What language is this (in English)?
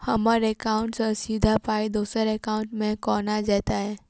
Maithili